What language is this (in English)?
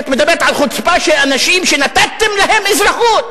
Hebrew